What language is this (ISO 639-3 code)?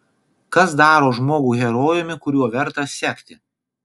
lit